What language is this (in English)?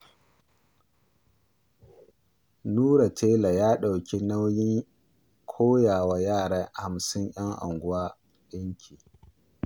Hausa